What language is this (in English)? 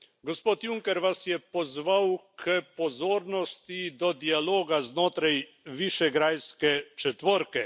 Slovenian